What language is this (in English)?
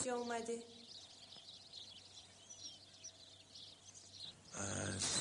Persian